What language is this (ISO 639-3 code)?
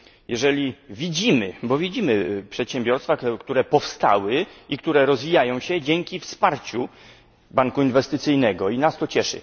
pol